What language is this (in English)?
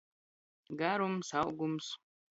Latgalian